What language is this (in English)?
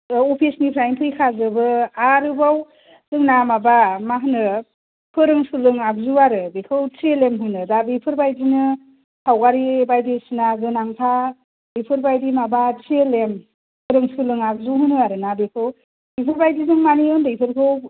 Bodo